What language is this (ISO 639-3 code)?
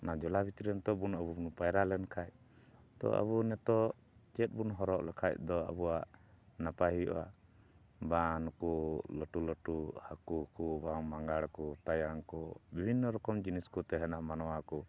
sat